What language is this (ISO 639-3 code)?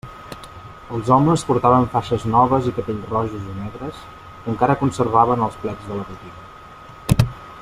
cat